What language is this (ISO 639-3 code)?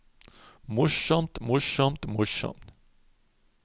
nor